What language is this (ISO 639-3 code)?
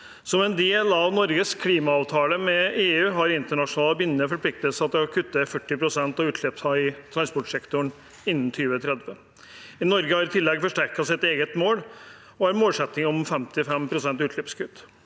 nor